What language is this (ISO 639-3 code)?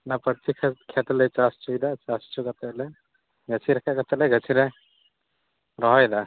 sat